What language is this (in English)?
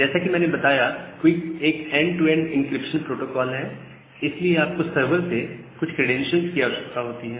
Hindi